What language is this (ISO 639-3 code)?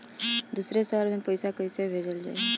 bho